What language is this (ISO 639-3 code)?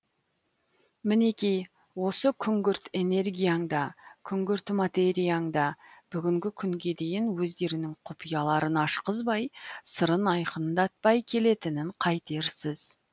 kaz